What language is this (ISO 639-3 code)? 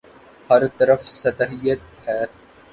urd